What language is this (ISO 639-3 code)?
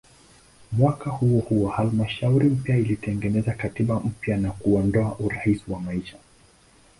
swa